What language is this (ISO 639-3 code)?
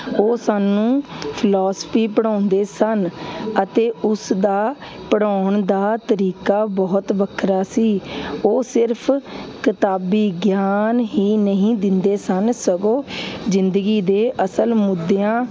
pan